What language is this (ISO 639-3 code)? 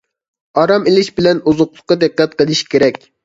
uig